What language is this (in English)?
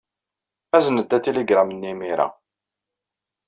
Kabyle